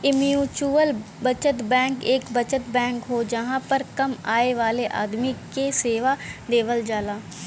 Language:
Bhojpuri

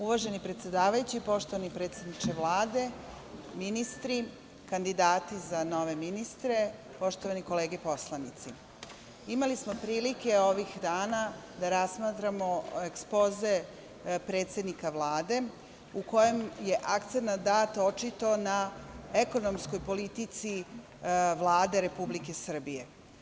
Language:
Serbian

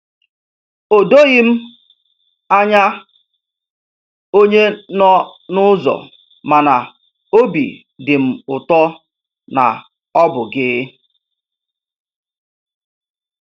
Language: Igbo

